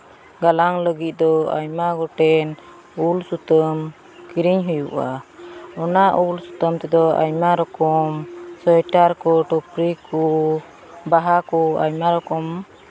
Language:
Santali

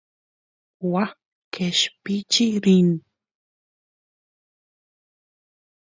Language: Santiago del Estero Quichua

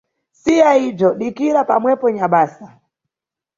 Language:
Nyungwe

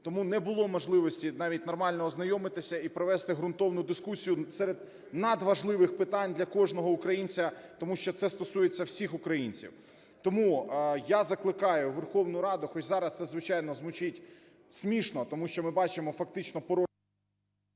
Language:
Ukrainian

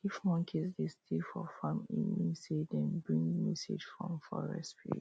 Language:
Nigerian Pidgin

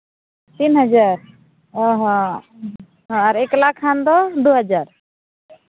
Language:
Santali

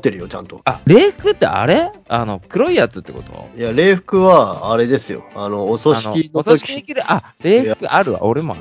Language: Japanese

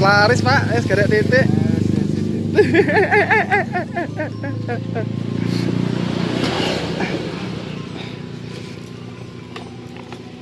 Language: Indonesian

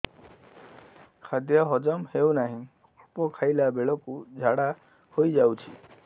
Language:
Odia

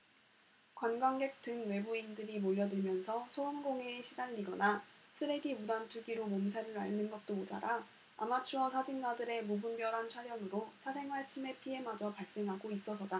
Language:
Korean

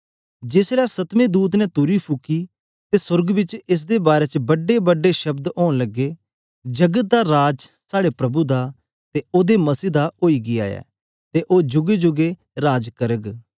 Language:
Dogri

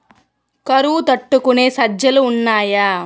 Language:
Telugu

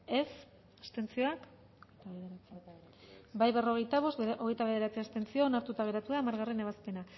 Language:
Basque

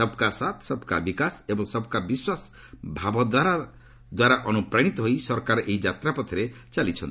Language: Odia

